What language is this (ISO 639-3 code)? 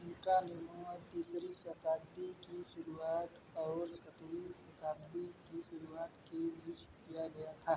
hin